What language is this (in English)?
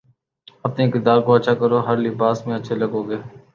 Urdu